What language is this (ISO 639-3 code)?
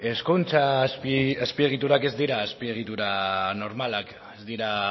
eus